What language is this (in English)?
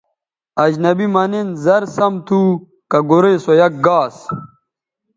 Bateri